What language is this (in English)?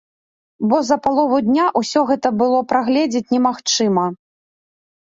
Belarusian